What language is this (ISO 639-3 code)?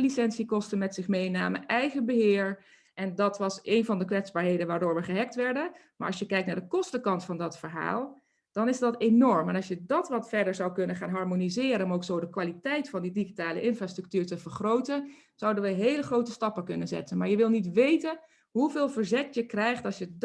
nld